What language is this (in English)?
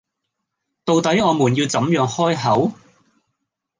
Cantonese